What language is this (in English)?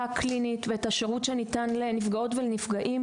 Hebrew